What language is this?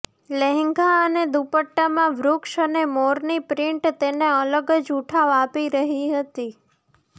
Gujarati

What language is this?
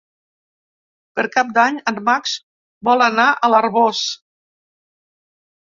Catalan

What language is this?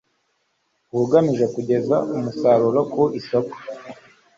Kinyarwanda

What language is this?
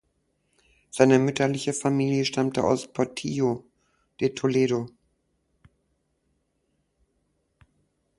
German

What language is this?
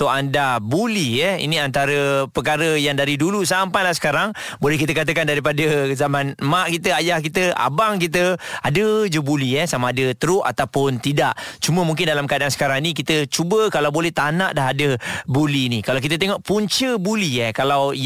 Malay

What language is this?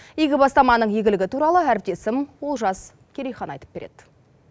Kazakh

